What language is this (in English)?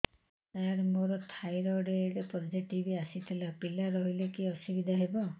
Odia